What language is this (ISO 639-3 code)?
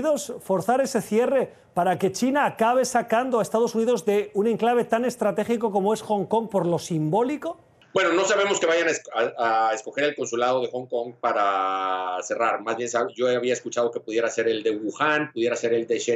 spa